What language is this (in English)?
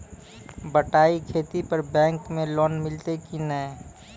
Maithili